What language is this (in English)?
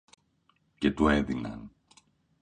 Greek